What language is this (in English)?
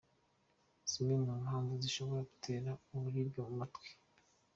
Kinyarwanda